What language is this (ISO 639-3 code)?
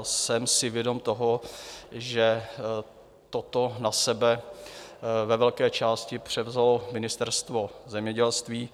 ces